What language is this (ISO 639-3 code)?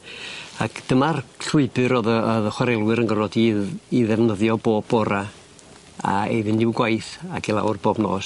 cym